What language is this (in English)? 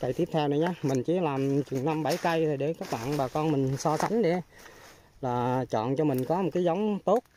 Vietnamese